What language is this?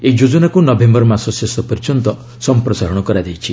Odia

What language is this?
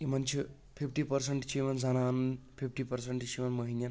Kashmiri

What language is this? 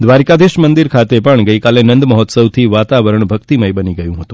Gujarati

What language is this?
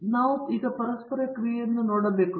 Kannada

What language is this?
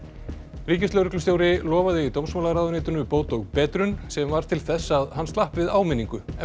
Icelandic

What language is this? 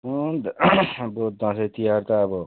Nepali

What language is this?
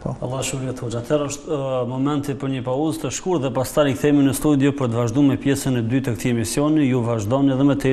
Arabic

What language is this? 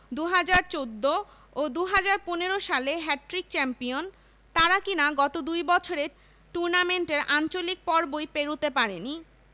Bangla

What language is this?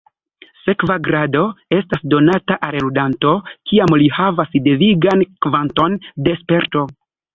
Esperanto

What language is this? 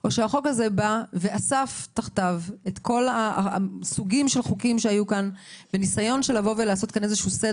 Hebrew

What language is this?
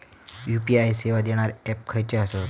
Marathi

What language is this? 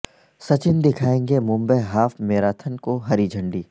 Urdu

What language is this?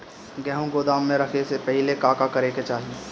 Bhojpuri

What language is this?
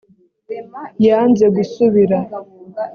Kinyarwanda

